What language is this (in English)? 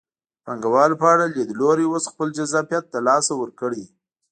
Pashto